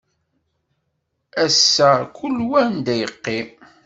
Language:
Kabyle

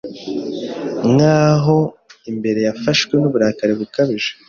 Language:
Kinyarwanda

